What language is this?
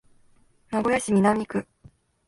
Japanese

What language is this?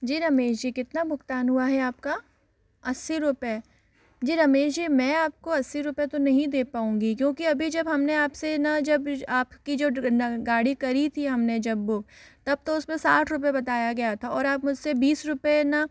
Hindi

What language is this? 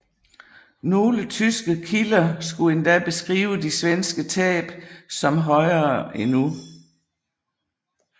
Danish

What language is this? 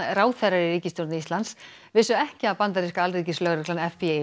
Icelandic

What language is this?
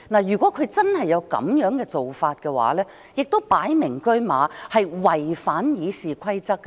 Cantonese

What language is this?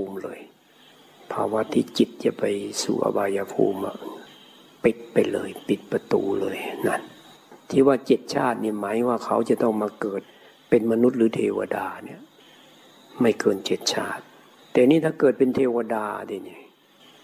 Thai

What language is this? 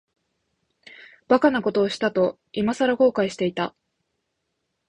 Japanese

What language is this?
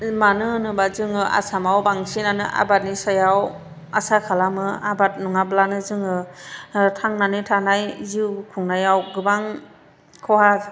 Bodo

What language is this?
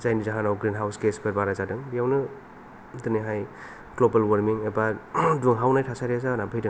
Bodo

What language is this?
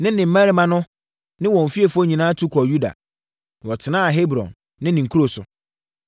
Akan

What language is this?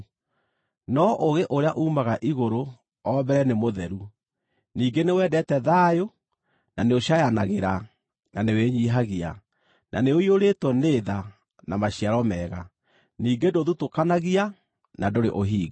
Kikuyu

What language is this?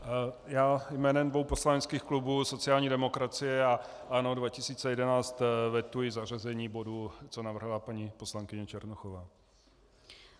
Czech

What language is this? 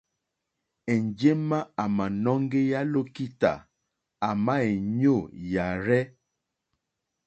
Mokpwe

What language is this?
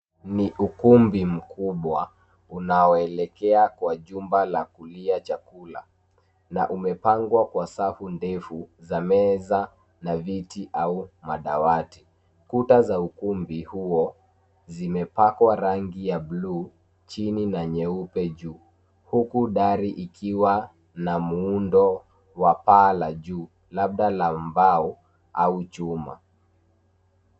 Swahili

